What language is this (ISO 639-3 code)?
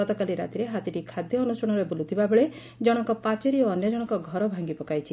ori